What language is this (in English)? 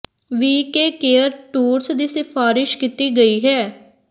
Punjabi